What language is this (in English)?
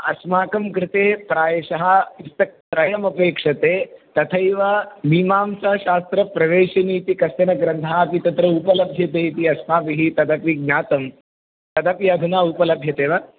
Sanskrit